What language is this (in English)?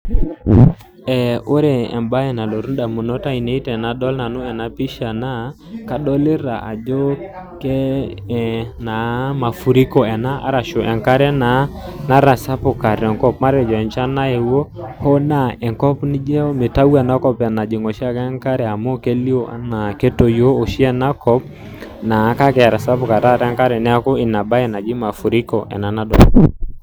Masai